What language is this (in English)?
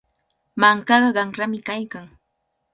Cajatambo North Lima Quechua